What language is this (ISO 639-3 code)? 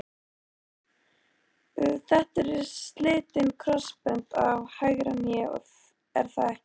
isl